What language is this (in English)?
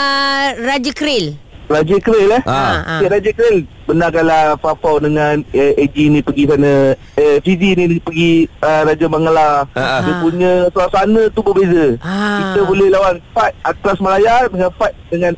Malay